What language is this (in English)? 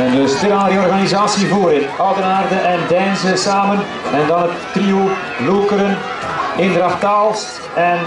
Dutch